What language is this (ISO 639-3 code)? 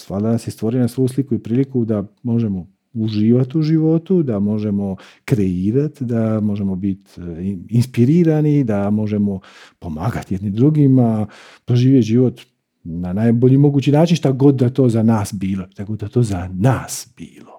hrv